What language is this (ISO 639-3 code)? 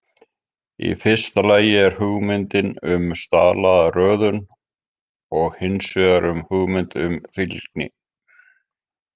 isl